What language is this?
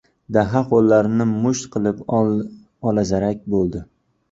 Uzbek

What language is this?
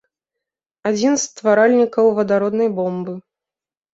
Belarusian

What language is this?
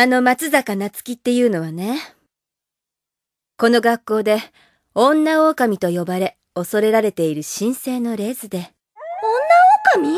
Japanese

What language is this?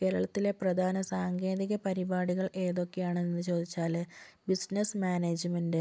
Malayalam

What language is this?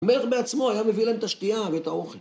Hebrew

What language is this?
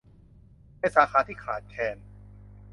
Thai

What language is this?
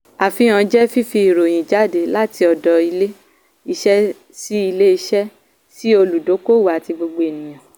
Yoruba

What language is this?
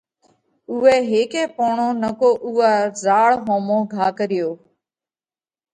Parkari Koli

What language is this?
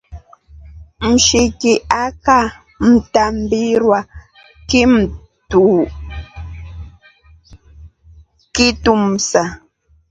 Rombo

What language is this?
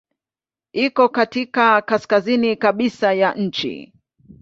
Swahili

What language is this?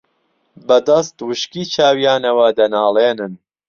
Central Kurdish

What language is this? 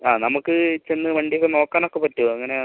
Malayalam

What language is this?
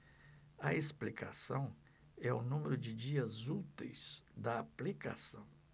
Portuguese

